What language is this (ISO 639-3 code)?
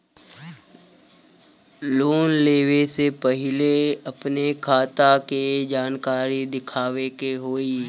bho